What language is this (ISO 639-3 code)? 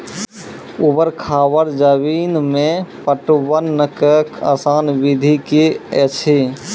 mai